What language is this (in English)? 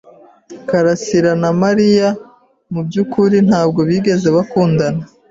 Kinyarwanda